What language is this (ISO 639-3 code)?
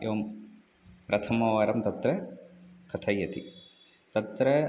san